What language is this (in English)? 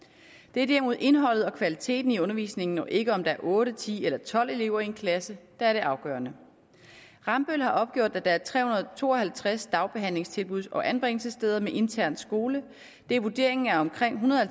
Danish